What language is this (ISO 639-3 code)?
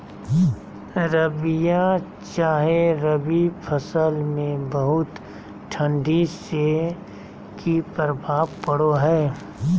mag